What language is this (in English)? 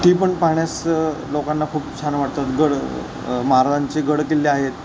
Marathi